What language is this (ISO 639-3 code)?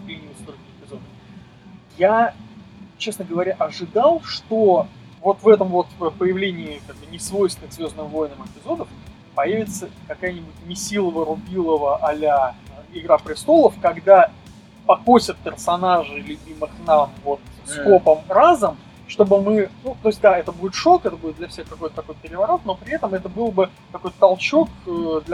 rus